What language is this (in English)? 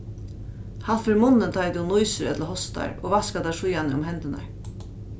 Faroese